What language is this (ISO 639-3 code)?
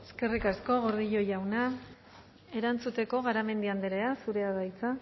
eus